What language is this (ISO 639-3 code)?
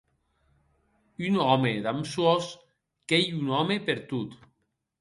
oci